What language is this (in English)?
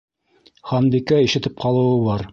Bashkir